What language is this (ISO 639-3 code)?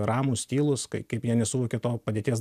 lit